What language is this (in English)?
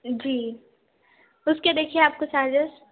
Urdu